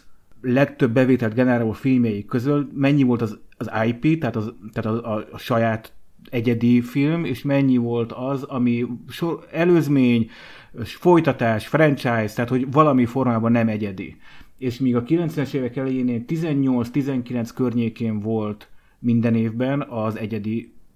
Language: Hungarian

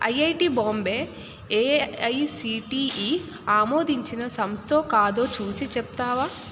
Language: Telugu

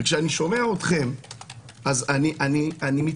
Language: Hebrew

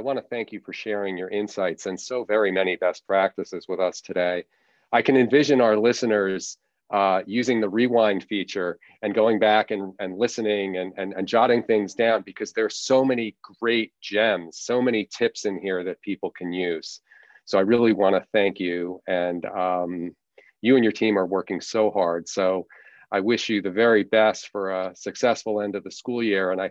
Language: English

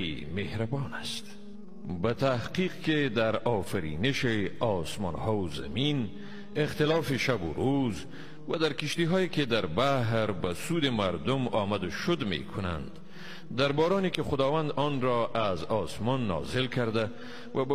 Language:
Persian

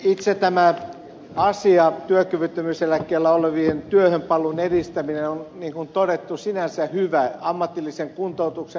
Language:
Finnish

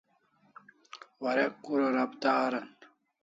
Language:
Kalasha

